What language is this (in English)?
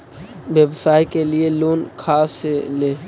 Magahi